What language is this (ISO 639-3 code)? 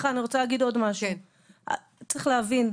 heb